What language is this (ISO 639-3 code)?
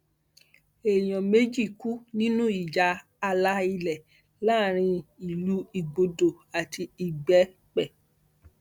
yor